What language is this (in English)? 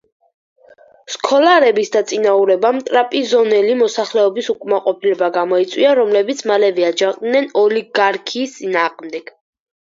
Georgian